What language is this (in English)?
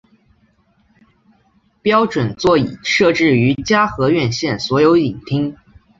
Chinese